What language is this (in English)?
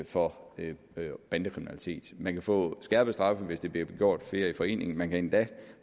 Danish